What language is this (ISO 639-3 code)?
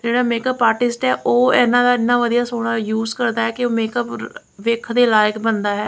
pan